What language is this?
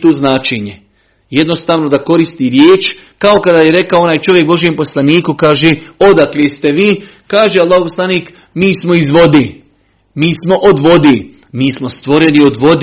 Croatian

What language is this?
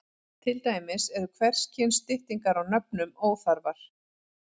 Icelandic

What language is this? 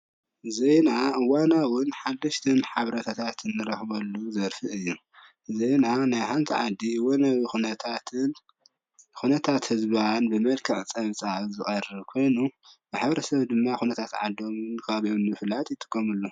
Tigrinya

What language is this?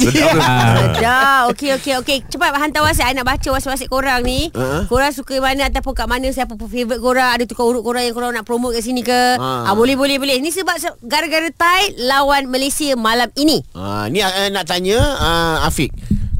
Malay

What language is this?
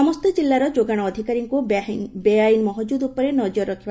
Odia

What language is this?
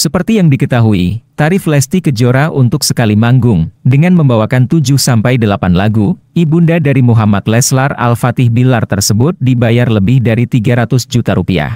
Indonesian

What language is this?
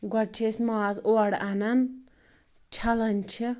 Kashmiri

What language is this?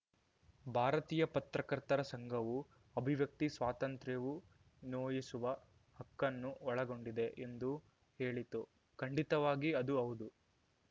Kannada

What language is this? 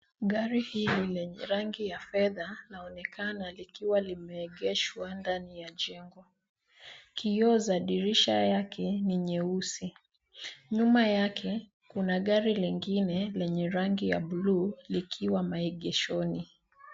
Swahili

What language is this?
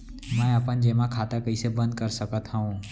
Chhattisgarhi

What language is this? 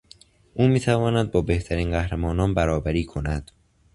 Persian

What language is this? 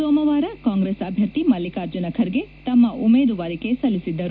Kannada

